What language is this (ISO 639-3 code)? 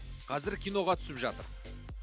kaz